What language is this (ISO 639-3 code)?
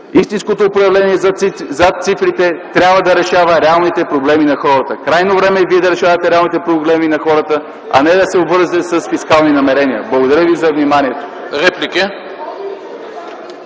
bul